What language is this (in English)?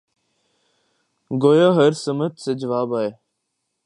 Urdu